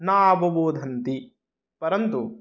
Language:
Sanskrit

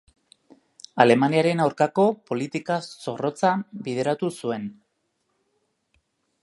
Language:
Basque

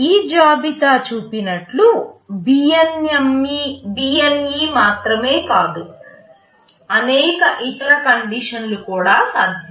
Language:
Telugu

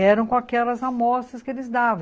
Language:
Portuguese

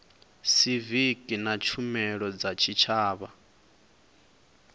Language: Venda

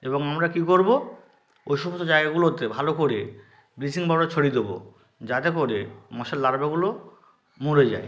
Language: Bangla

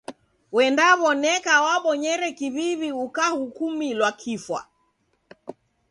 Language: Taita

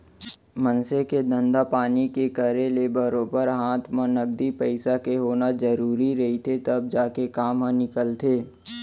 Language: Chhattisgarhi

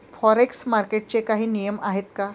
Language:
Marathi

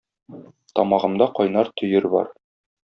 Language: Tatar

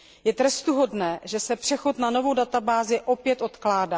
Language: Czech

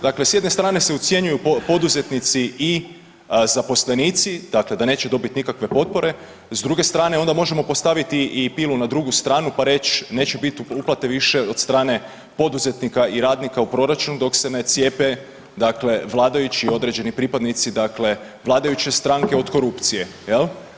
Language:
Croatian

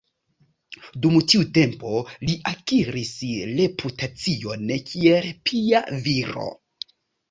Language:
Esperanto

